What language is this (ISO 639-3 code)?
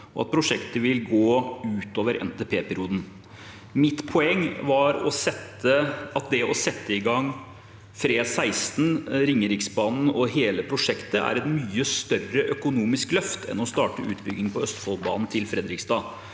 nor